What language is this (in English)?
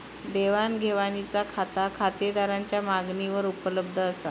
Marathi